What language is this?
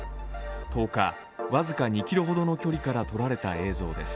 Japanese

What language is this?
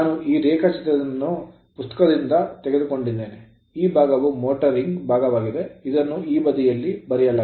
Kannada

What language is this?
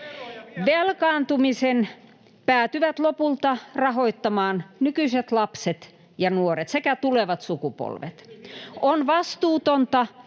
Finnish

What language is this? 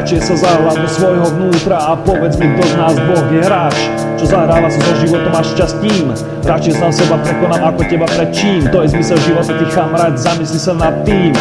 Czech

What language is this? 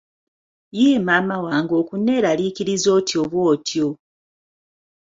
Ganda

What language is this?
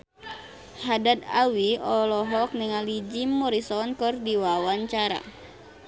Sundanese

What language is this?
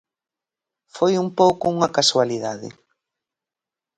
Galician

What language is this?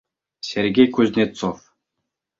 Bashkir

